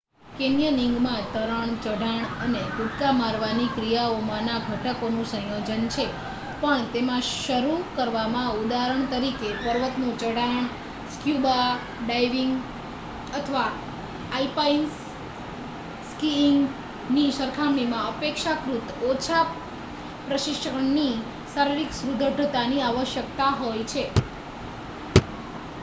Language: Gujarati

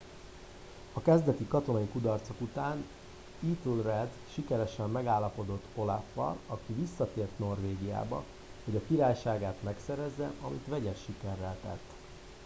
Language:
Hungarian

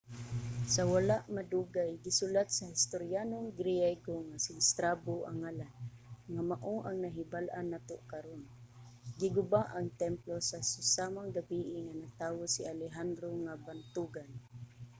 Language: Cebuano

